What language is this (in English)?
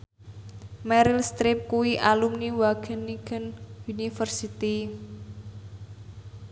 Javanese